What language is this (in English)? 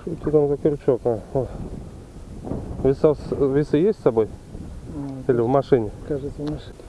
Russian